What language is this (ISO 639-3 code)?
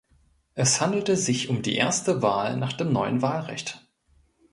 deu